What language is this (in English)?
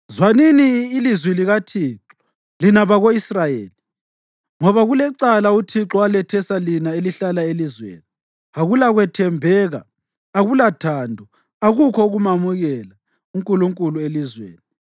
North Ndebele